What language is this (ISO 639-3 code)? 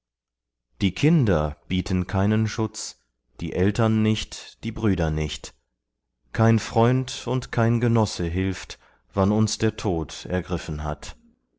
deu